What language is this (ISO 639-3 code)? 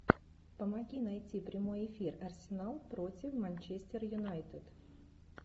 rus